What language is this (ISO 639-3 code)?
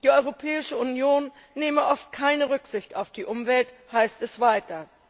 deu